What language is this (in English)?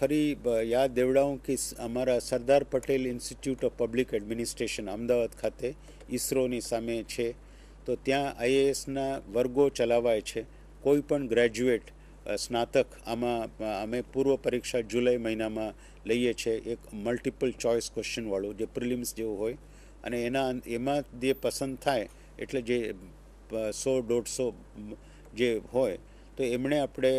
Hindi